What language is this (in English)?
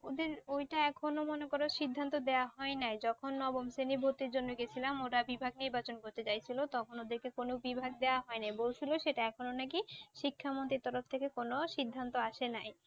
Bangla